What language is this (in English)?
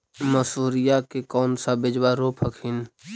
Magahi